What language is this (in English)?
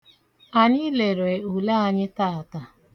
Igbo